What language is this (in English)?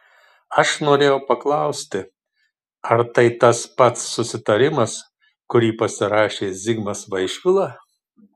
Lithuanian